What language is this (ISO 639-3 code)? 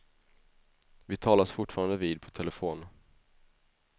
swe